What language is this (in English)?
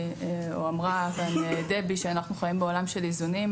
Hebrew